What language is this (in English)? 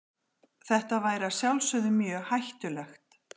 Icelandic